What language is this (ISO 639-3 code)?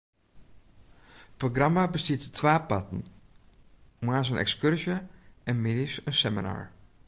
fry